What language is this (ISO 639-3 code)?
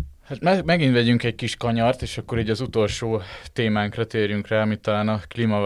hun